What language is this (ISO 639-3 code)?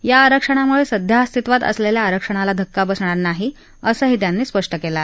mar